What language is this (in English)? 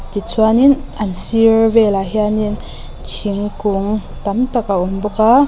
Mizo